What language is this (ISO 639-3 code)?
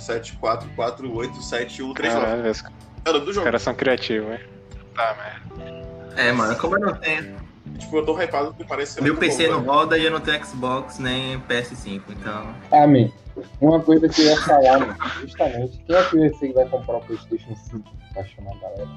por